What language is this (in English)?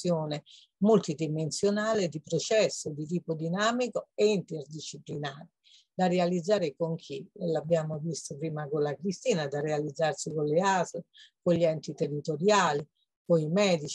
Italian